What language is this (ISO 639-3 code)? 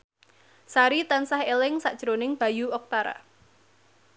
jav